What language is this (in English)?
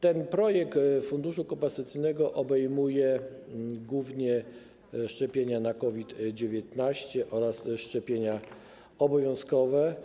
Polish